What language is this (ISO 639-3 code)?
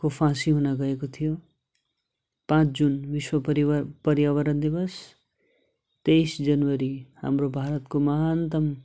nep